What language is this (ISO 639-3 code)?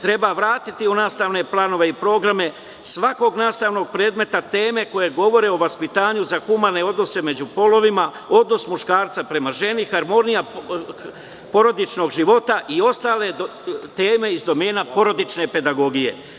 srp